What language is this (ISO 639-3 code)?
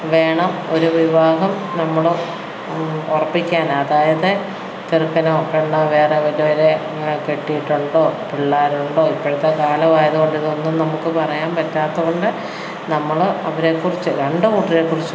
mal